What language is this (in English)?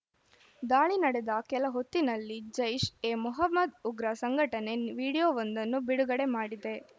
Kannada